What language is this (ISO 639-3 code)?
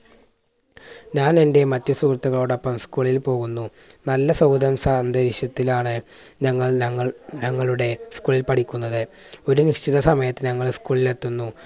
mal